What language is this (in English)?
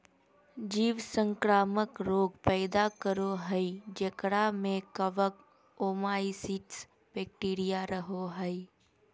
Magahi